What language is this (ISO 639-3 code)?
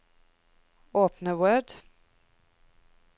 nor